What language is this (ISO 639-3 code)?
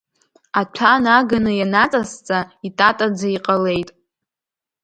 abk